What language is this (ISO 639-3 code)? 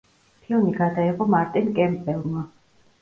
kat